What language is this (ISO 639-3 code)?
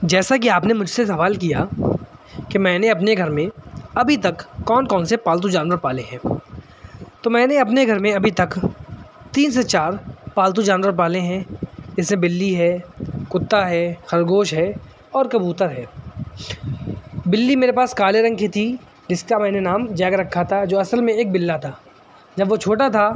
urd